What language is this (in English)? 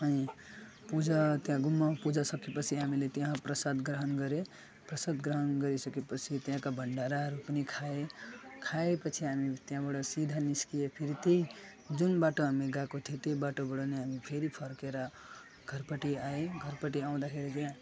Nepali